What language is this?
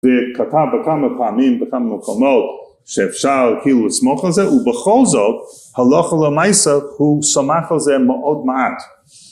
Hebrew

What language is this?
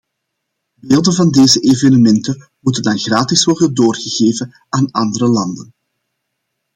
Dutch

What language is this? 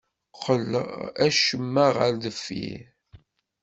Kabyle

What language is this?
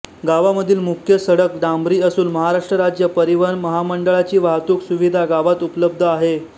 Marathi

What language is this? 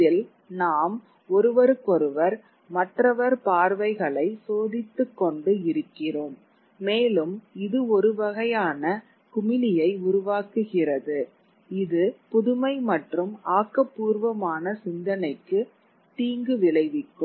Tamil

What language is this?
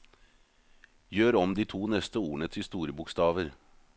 Norwegian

